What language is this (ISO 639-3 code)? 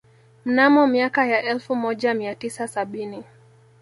swa